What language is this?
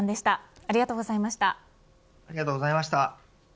Japanese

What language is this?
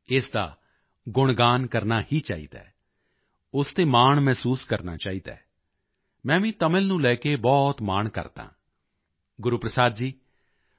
Punjabi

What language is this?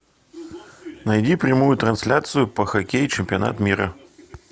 Russian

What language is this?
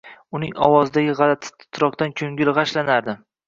Uzbek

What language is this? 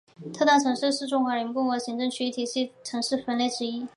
Chinese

